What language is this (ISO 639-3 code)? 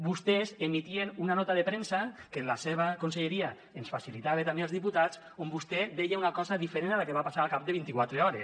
cat